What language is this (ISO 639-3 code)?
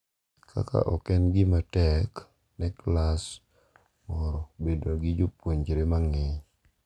luo